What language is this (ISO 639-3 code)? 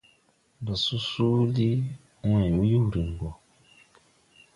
tui